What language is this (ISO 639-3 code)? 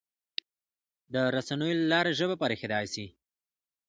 pus